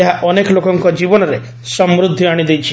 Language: Odia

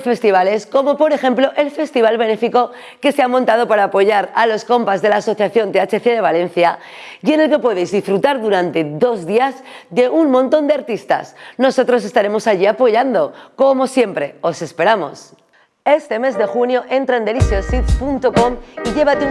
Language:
Spanish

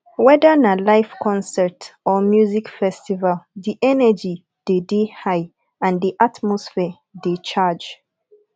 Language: Nigerian Pidgin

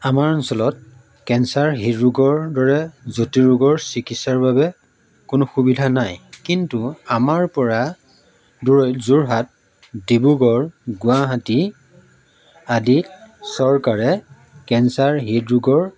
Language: Assamese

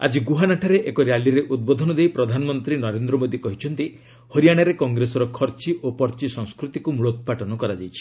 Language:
Odia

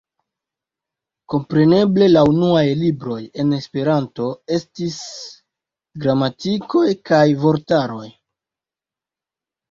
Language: Esperanto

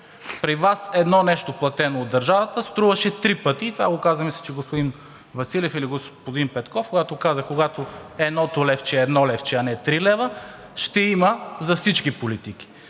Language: Bulgarian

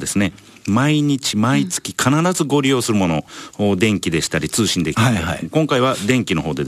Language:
Japanese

